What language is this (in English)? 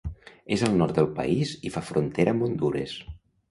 Catalan